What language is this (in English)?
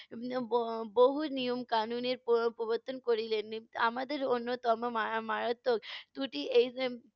Bangla